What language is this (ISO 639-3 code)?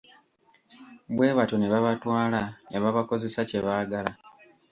lug